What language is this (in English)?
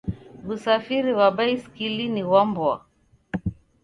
Taita